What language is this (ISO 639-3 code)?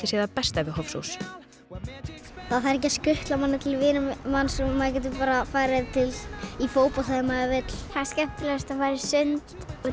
isl